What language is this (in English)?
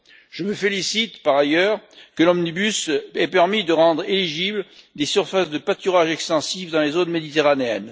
French